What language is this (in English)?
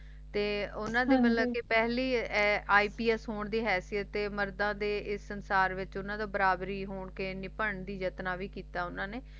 Punjabi